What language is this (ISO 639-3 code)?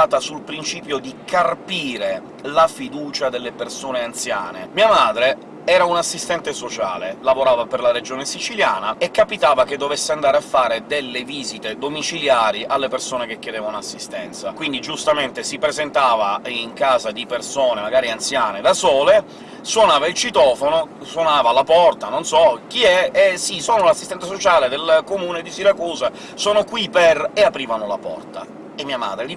ita